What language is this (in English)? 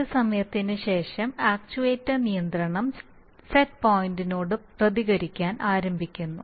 Malayalam